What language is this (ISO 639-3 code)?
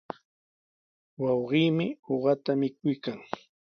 qws